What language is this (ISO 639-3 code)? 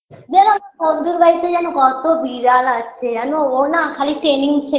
ben